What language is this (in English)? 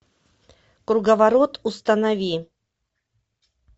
Russian